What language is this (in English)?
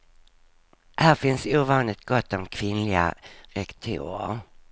Swedish